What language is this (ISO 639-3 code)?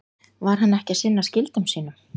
isl